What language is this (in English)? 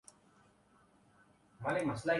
Urdu